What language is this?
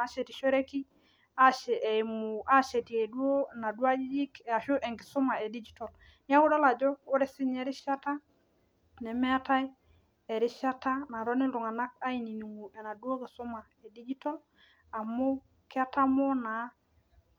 Masai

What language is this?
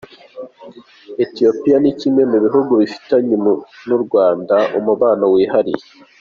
Kinyarwanda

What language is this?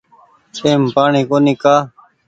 Goaria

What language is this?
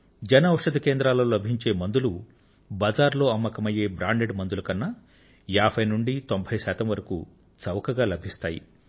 Telugu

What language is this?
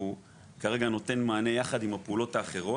Hebrew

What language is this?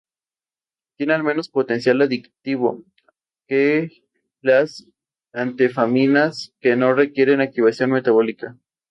Spanish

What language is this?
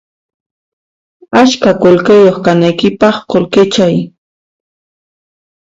Puno Quechua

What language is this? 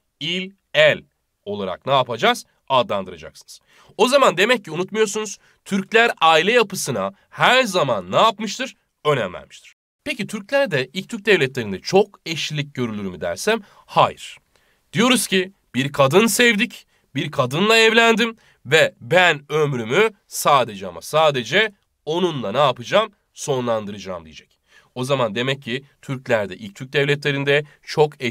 Turkish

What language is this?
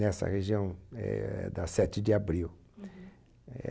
Portuguese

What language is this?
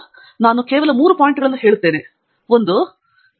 Kannada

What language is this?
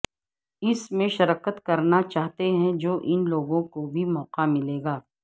Urdu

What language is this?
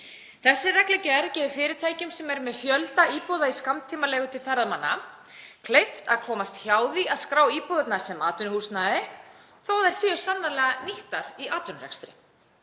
Icelandic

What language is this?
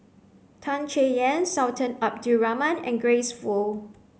English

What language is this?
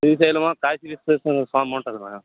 Telugu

